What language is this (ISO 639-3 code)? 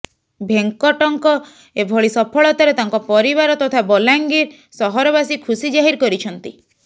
ori